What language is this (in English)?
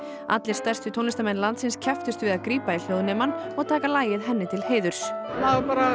Icelandic